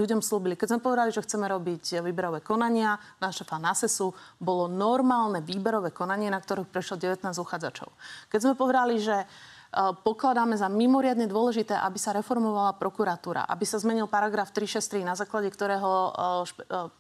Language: Slovak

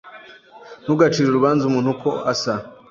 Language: Kinyarwanda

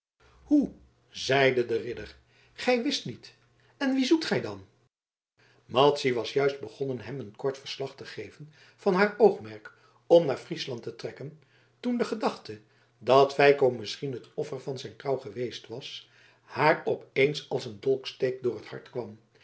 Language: Dutch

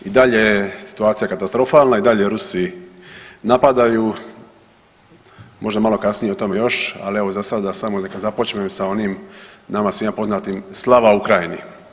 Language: Croatian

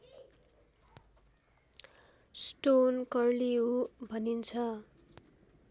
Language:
Nepali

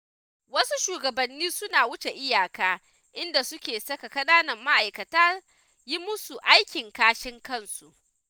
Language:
Hausa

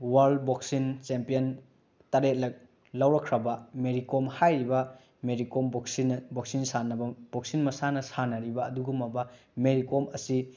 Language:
Manipuri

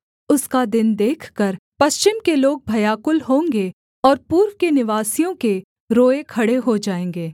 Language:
Hindi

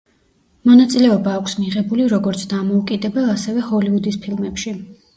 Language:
Georgian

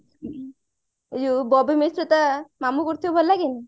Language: Odia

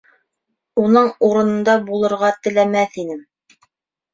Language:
Bashkir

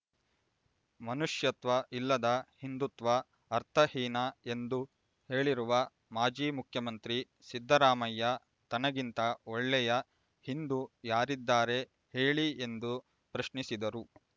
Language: Kannada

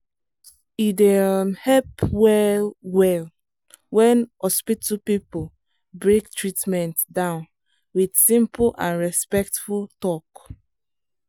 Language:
Nigerian Pidgin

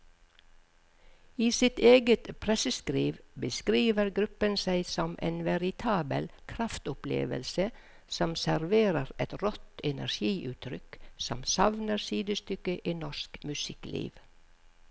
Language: Norwegian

